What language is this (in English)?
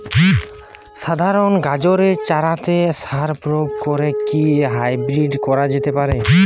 Bangla